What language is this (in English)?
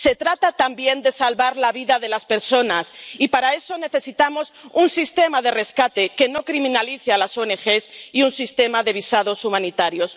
Spanish